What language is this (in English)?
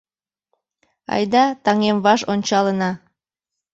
Mari